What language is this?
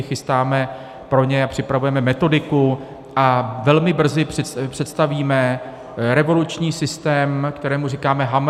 Czech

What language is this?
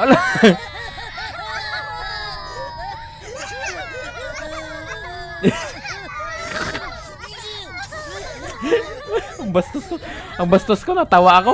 Filipino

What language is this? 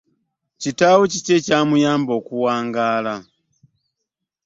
Ganda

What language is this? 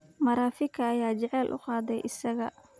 Somali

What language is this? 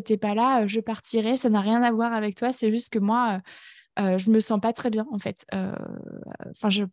French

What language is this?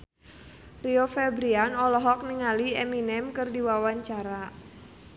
Sundanese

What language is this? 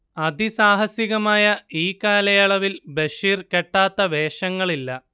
Malayalam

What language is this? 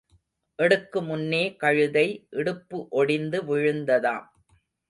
Tamil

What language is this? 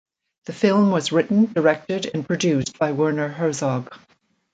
English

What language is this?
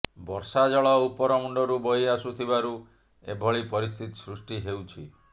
Odia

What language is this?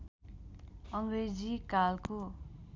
Nepali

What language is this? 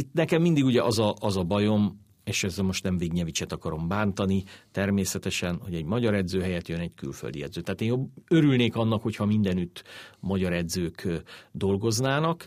Hungarian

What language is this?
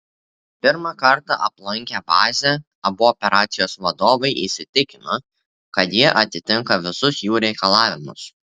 Lithuanian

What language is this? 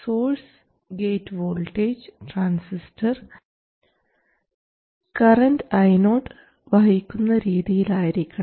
Malayalam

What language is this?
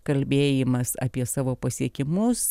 Lithuanian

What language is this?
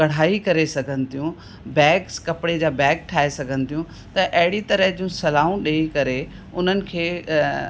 Sindhi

